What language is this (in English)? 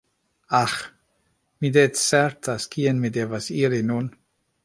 Esperanto